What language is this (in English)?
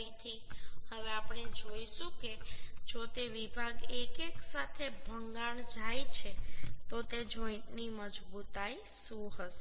Gujarati